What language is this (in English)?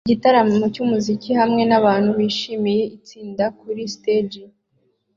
Kinyarwanda